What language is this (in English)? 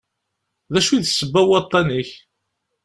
Kabyle